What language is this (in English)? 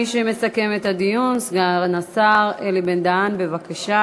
Hebrew